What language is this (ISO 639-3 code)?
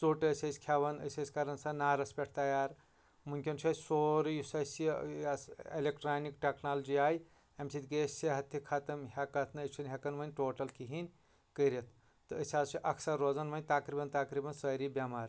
kas